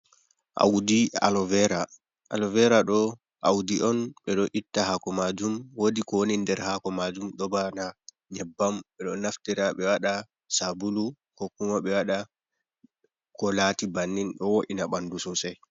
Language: Fula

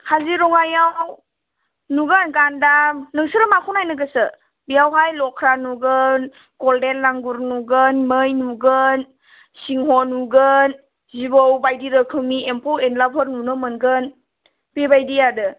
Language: Bodo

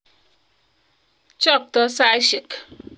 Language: Kalenjin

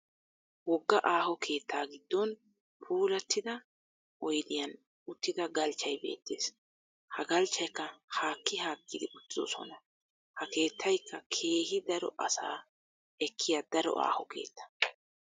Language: Wolaytta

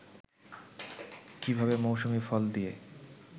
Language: Bangla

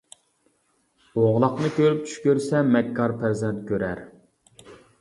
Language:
Uyghur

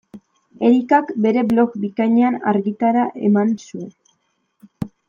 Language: Basque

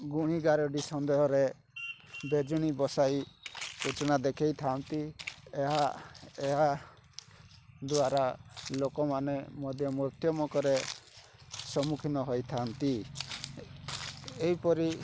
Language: Odia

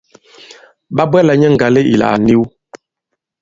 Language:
Bankon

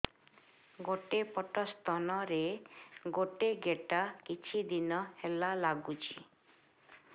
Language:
Odia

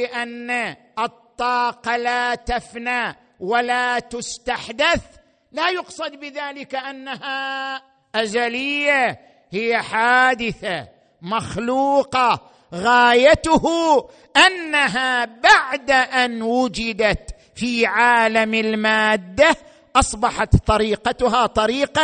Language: Arabic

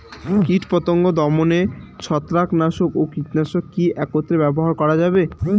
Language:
Bangla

